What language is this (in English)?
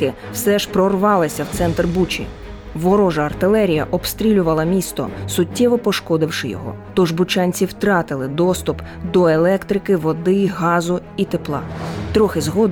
Ukrainian